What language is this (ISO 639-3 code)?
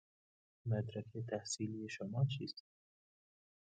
fas